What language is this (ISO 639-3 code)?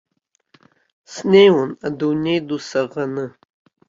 abk